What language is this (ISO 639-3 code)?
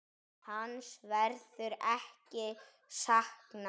isl